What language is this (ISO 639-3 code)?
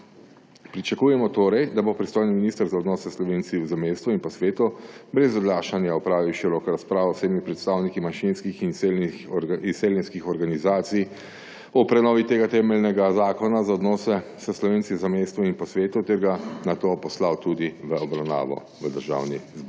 slv